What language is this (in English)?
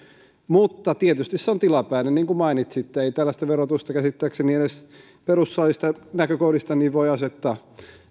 Finnish